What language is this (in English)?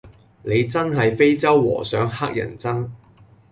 Cantonese